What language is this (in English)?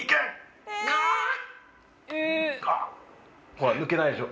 Japanese